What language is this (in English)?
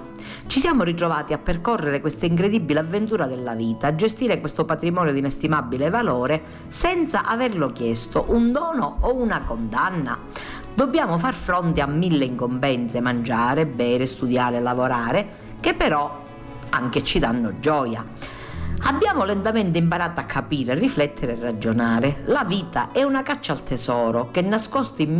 Italian